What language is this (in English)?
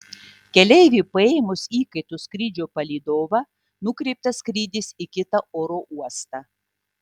Lithuanian